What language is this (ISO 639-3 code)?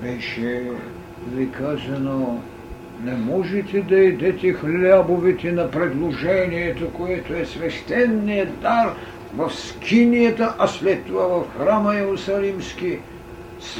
bul